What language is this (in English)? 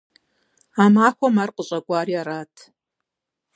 Kabardian